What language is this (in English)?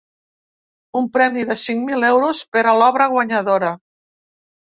Catalan